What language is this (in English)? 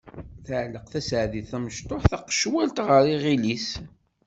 Kabyle